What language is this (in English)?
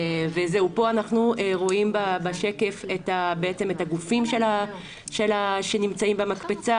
Hebrew